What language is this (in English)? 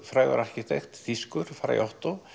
Icelandic